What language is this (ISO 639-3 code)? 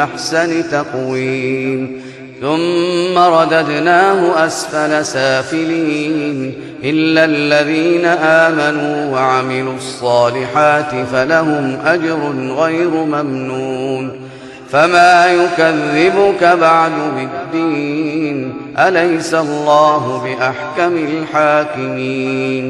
ara